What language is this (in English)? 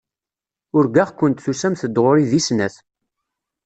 Kabyle